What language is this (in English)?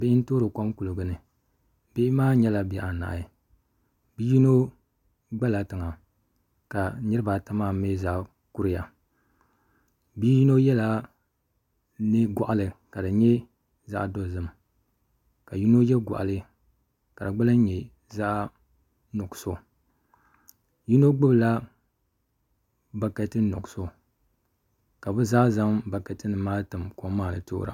Dagbani